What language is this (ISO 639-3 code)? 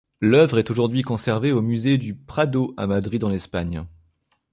fra